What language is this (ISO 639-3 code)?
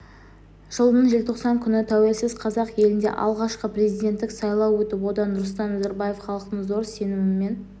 kaz